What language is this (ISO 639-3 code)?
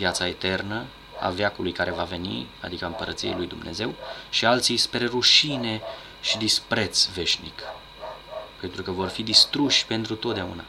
ron